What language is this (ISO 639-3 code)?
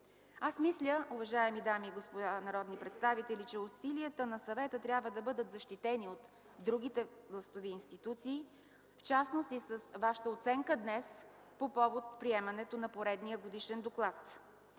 bul